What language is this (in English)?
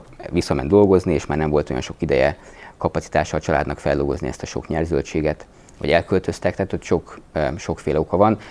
Hungarian